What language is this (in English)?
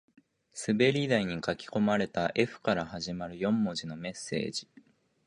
Japanese